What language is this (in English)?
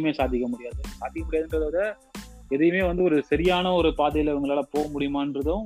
Tamil